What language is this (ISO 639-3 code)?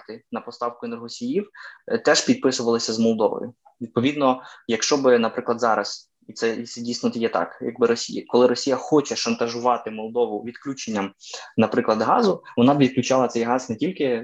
ukr